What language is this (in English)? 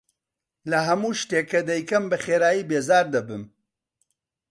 Central Kurdish